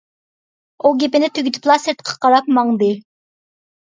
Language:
Uyghur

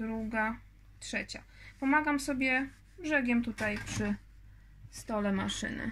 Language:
Polish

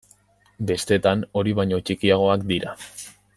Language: Basque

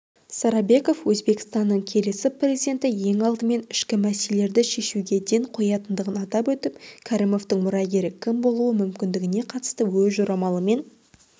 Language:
Kazakh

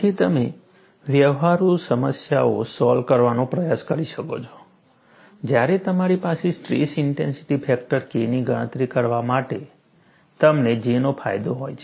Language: Gujarati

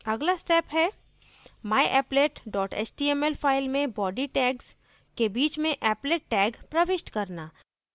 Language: Hindi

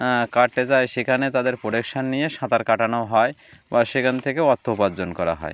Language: Bangla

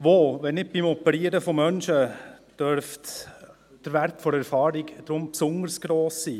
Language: Swiss German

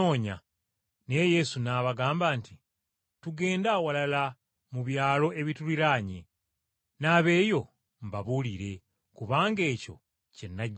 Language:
Ganda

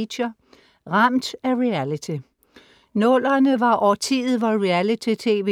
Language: Danish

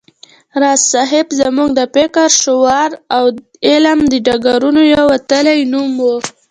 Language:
Pashto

